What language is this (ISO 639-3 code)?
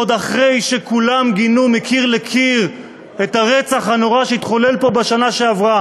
heb